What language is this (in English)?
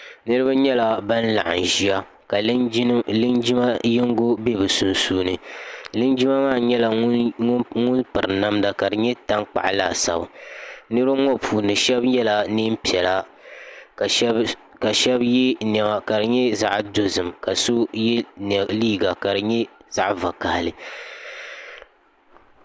Dagbani